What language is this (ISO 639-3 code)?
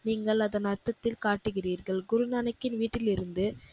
tam